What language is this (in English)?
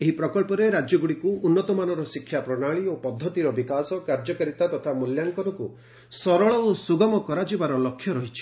Odia